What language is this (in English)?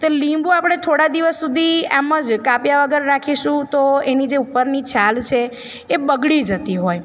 Gujarati